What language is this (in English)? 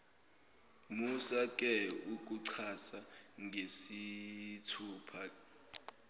Zulu